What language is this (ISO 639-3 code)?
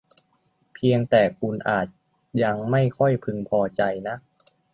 tha